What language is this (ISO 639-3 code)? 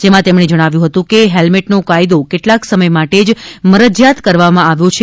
guj